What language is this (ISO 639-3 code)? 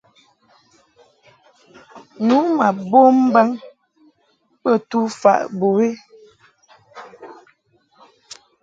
mhk